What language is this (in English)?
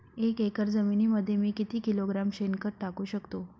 Marathi